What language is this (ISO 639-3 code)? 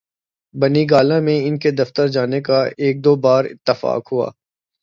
urd